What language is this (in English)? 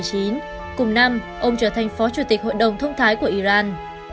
Vietnamese